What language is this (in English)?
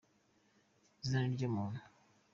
Kinyarwanda